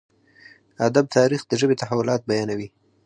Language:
Pashto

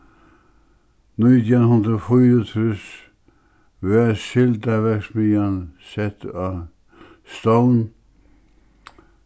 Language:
Faroese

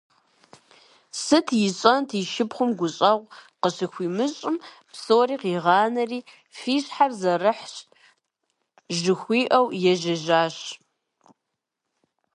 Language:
Kabardian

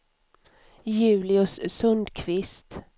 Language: Swedish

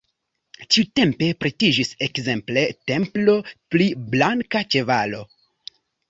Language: Esperanto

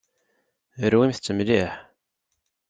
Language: Kabyle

